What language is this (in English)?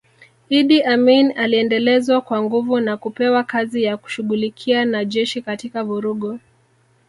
Swahili